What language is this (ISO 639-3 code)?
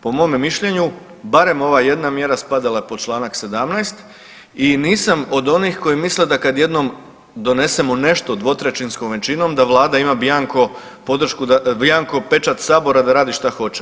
hrv